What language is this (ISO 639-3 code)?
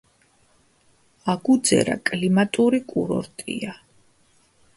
kat